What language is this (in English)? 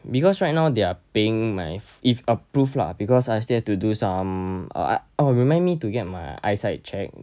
English